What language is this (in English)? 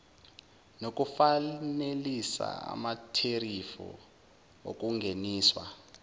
Zulu